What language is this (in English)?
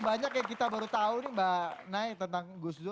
Indonesian